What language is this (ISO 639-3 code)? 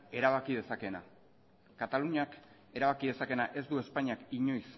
eus